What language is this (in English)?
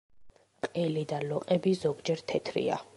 Georgian